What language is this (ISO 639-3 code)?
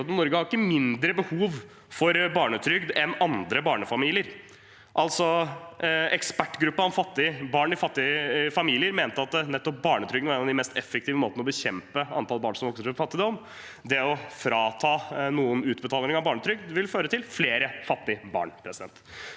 nor